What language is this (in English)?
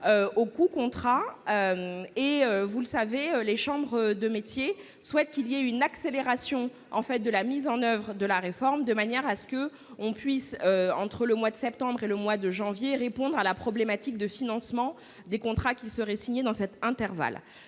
French